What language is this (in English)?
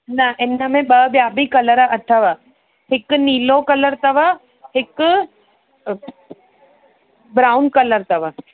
Sindhi